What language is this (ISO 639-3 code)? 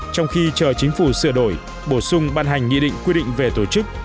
vie